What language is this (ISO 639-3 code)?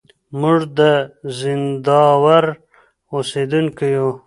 pus